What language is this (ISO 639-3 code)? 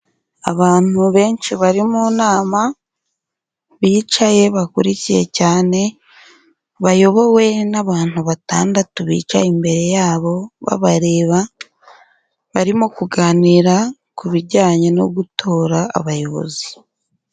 kin